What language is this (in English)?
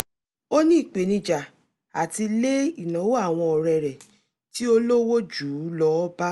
Yoruba